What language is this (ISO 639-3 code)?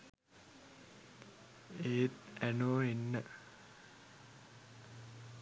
sin